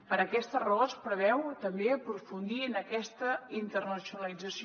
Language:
Catalan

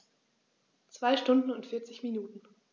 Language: German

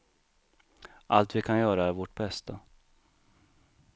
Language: Swedish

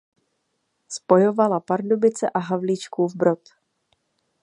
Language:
Czech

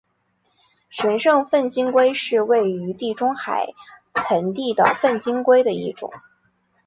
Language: Chinese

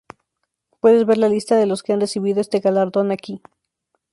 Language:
Spanish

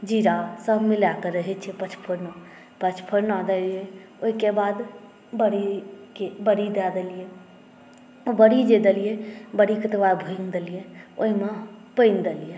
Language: Maithili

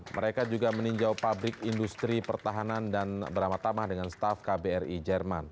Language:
Indonesian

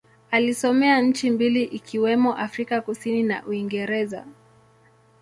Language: Swahili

